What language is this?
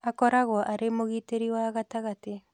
Kikuyu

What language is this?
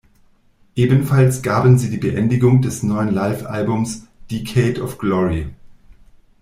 German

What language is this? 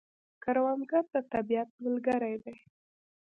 Pashto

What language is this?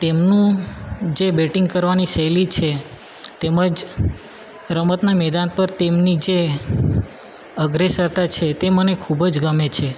Gujarati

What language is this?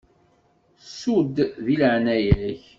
Kabyle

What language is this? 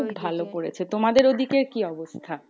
Bangla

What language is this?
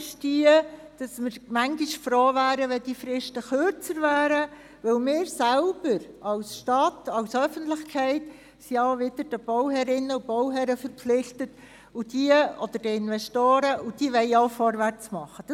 Swiss German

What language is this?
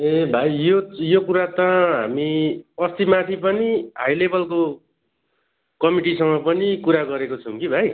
Nepali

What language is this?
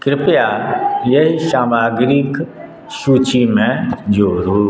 Maithili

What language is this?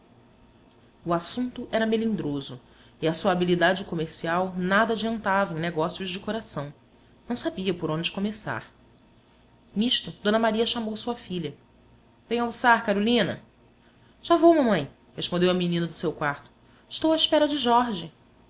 Portuguese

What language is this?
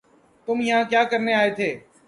Urdu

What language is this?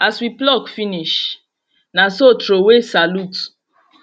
Nigerian Pidgin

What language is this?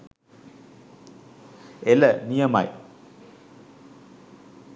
Sinhala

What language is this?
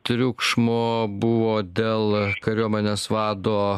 Lithuanian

